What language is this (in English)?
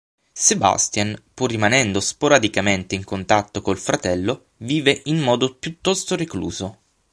Italian